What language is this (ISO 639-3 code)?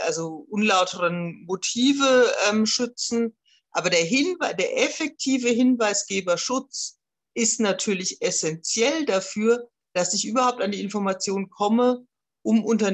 deu